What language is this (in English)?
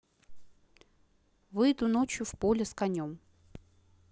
Russian